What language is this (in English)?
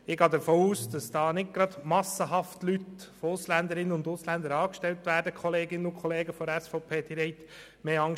Swiss German